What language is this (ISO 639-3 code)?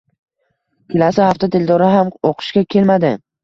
uzb